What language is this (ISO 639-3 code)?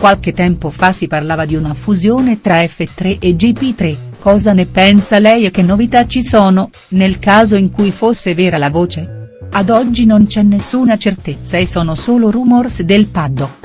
ita